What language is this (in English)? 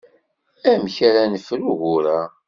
Kabyle